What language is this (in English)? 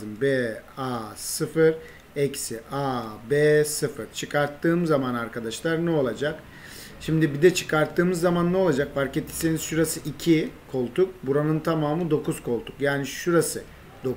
Turkish